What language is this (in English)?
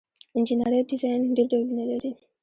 Pashto